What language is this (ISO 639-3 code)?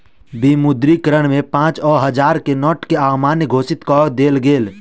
mai